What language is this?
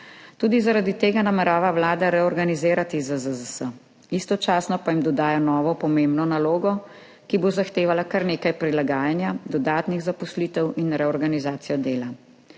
Slovenian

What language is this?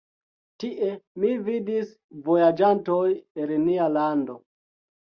Esperanto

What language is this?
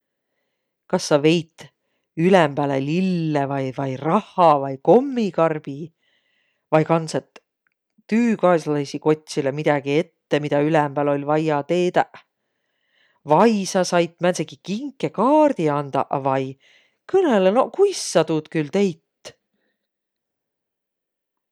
Võro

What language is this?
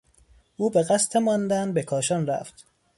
Persian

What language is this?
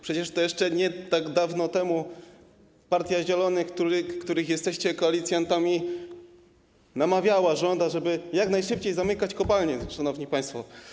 Polish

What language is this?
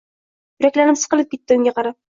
Uzbek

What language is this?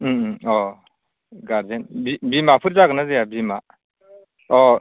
Bodo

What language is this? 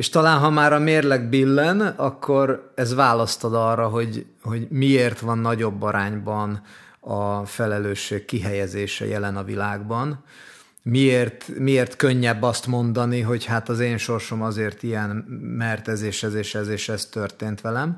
Hungarian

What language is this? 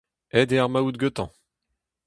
Breton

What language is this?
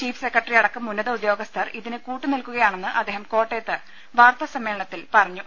Malayalam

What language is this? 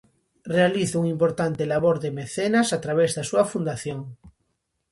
Galician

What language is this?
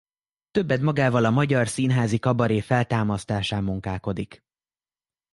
Hungarian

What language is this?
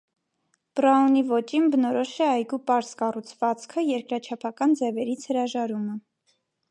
Armenian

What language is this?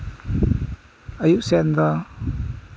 Santali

